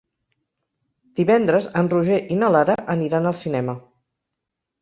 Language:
Catalan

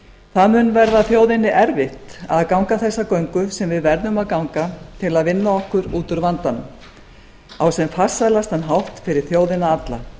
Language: Icelandic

